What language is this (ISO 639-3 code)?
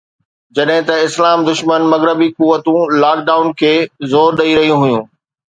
snd